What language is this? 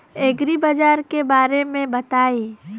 Bhojpuri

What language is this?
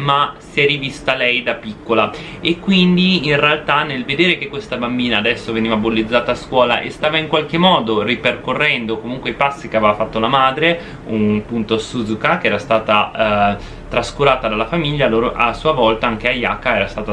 Italian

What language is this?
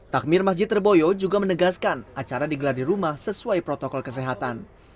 Indonesian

